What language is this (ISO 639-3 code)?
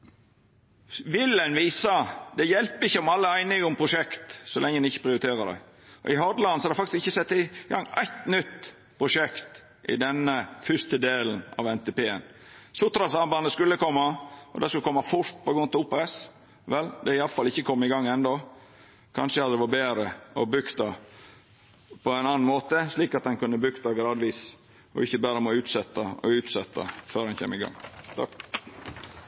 nno